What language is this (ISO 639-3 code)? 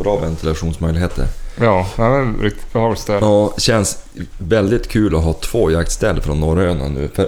swe